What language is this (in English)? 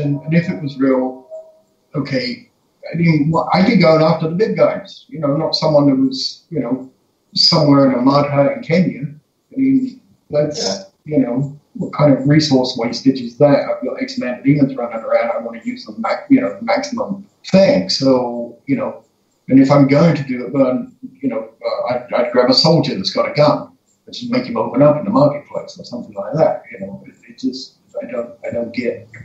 English